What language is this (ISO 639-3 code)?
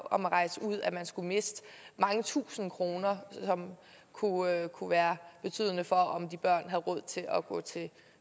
dan